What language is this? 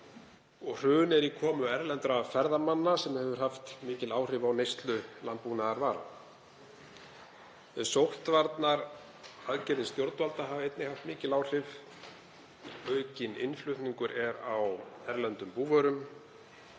Icelandic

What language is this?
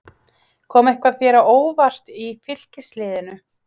Icelandic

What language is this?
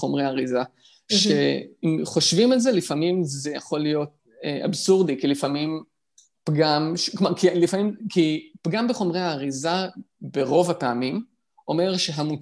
Hebrew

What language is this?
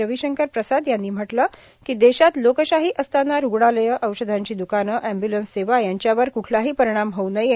Marathi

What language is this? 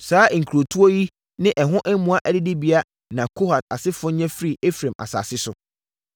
Akan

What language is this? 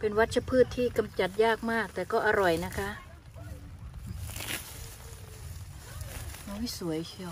Thai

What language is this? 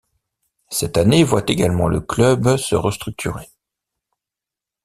French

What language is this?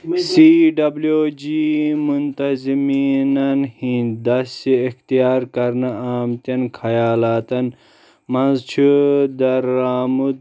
Kashmiri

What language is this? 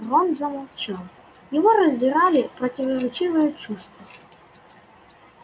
Russian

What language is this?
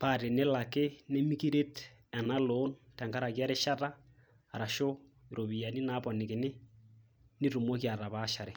Masai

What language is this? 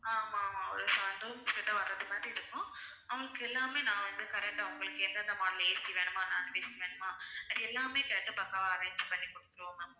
Tamil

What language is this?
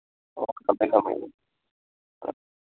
Manipuri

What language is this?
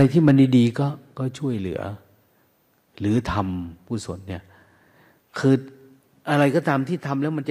Thai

